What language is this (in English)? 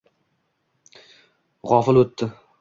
Uzbek